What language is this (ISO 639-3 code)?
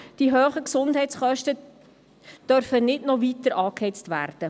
gsw